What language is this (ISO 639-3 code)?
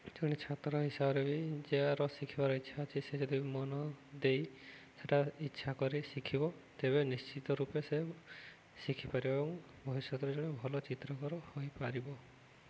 ori